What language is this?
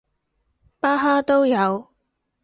Cantonese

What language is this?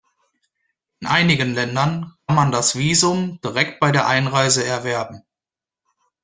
German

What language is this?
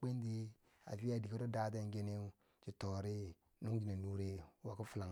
Bangwinji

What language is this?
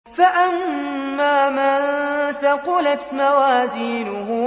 Arabic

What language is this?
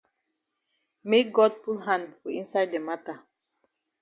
Cameroon Pidgin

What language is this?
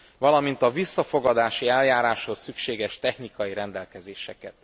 Hungarian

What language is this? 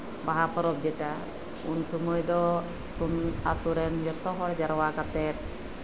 Santali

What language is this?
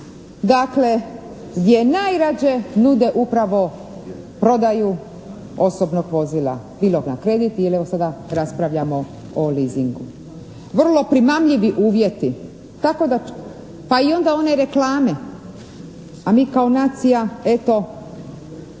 Croatian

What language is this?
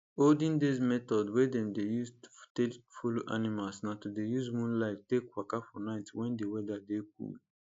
Nigerian Pidgin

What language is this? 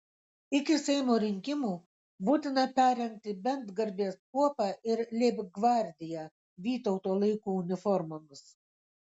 Lithuanian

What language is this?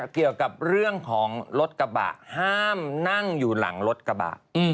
Thai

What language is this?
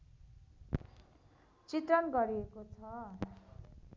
Nepali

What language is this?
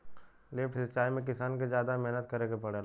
Bhojpuri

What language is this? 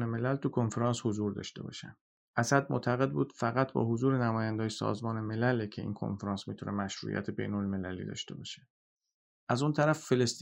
Persian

